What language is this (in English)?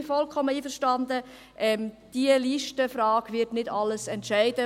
Swiss German